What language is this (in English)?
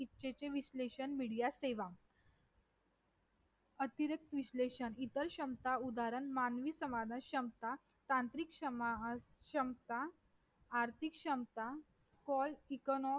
Marathi